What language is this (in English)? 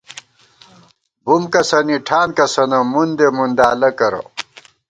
Gawar-Bati